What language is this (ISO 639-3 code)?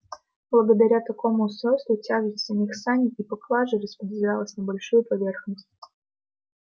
rus